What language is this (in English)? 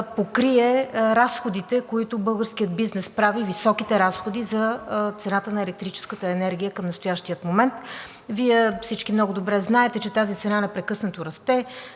Bulgarian